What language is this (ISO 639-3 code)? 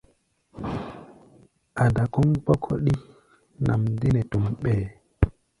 gba